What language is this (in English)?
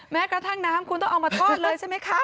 Thai